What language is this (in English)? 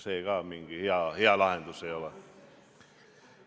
Estonian